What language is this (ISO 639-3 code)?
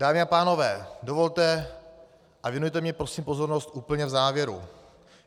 ces